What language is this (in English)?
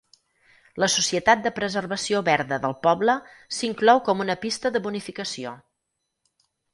Catalan